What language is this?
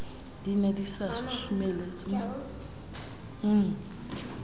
Southern Sotho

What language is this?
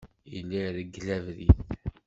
Kabyle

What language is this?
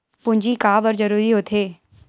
Chhattisgarhi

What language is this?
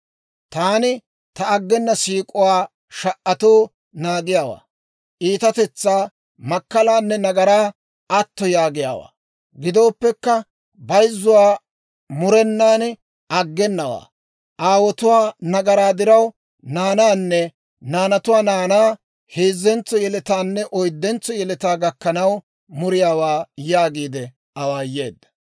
Dawro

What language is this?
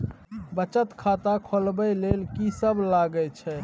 Maithili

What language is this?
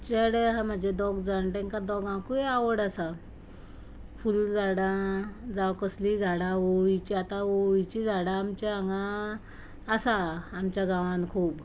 Konkani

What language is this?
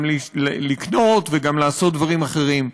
Hebrew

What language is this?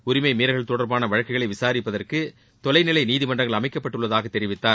Tamil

